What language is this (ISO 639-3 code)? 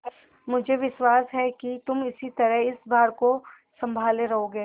hin